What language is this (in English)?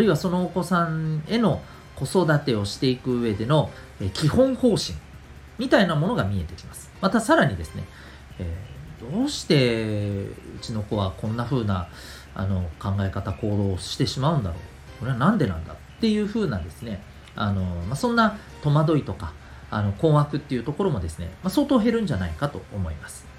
Japanese